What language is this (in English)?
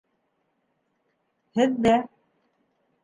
Bashkir